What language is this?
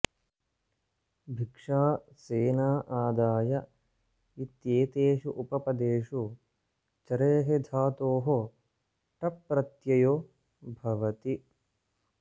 Sanskrit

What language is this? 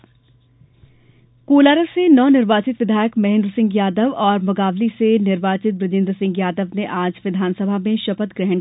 Hindi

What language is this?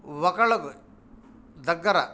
Telugu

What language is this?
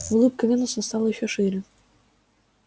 Russian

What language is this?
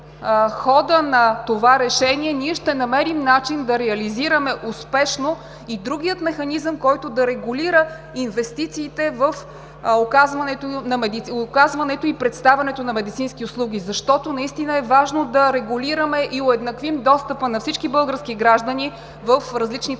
Bulgarian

